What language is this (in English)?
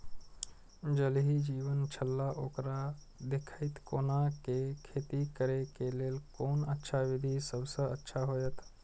Maithili